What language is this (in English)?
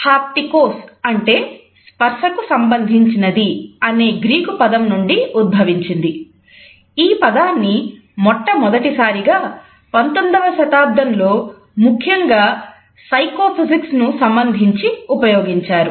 Telugu